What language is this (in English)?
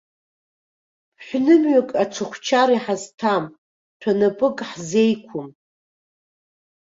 Abkhazian